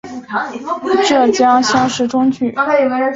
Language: Chinese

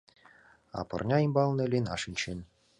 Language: Mari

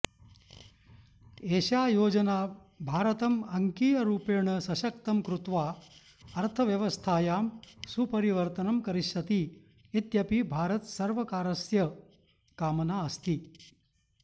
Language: Sanskrit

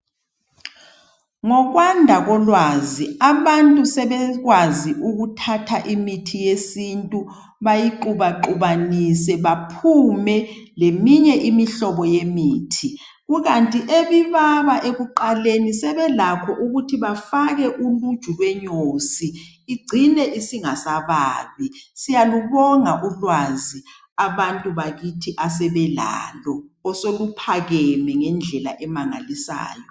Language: North Ndebele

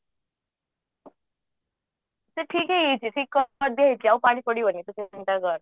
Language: Odia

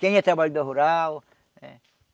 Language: Portuguese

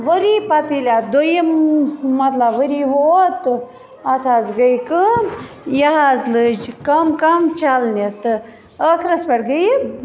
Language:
Kashmiri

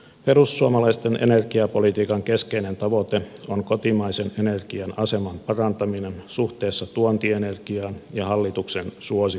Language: Finnish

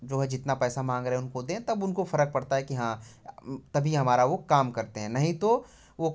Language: Hindi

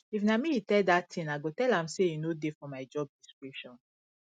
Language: Nigerian Pidgin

